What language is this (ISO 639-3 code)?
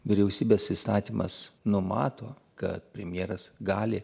lit